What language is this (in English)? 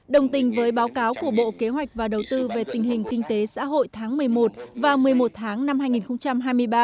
Vietnamese